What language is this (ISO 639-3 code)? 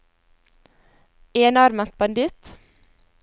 nor